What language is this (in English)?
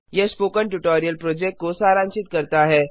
Hindi